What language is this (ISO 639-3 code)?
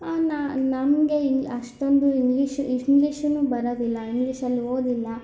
kan